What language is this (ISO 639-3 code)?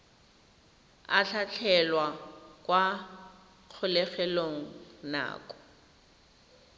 tsn